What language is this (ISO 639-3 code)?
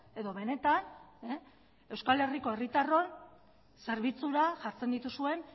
eus